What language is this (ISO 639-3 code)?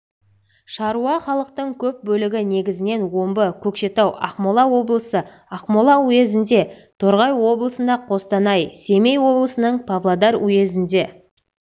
kaz